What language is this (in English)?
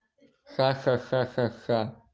Russian